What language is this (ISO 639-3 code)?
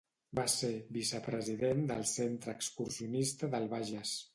cat